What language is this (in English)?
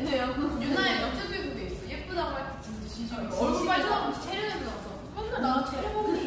Korean